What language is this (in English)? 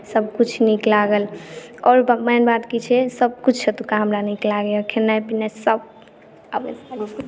Maithili